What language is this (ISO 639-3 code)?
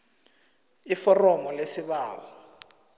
nbl